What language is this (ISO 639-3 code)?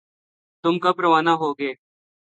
urd